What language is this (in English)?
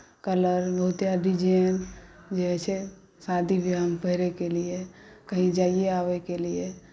Maithili